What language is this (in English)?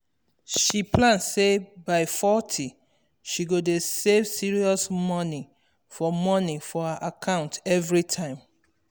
Nigerian Pidgin